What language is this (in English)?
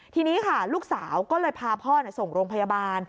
Thai